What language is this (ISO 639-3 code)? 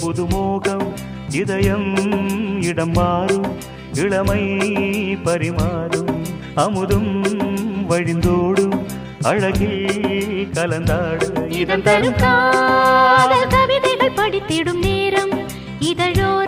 tam